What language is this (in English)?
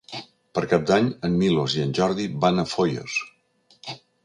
Catalan